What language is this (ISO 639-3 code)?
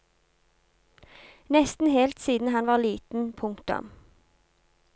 nor